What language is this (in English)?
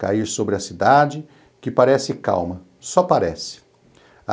Portuguese